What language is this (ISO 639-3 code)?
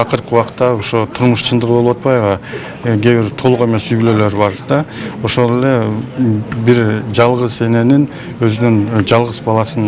rus